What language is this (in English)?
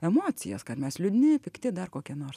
Lithuanian